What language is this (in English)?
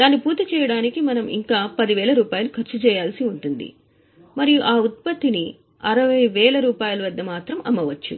Telugu